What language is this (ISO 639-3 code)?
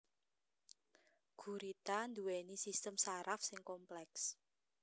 jav